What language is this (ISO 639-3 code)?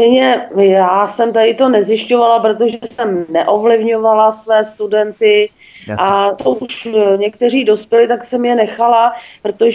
ces